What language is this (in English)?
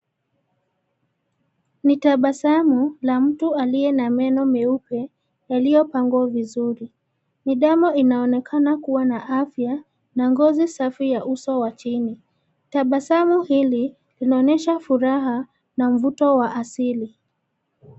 Swahili